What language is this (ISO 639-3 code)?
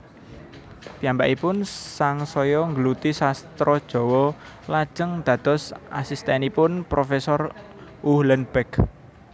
jav